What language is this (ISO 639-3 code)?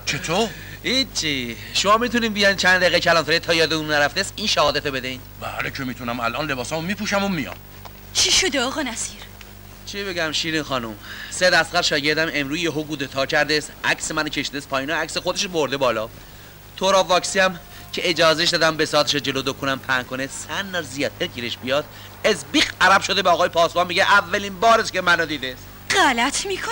fas